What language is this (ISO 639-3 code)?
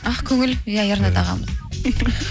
kaz